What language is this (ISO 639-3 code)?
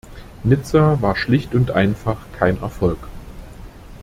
deu